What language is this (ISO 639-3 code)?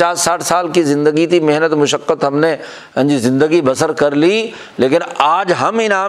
urd